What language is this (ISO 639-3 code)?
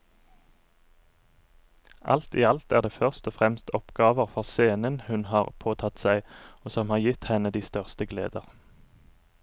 nor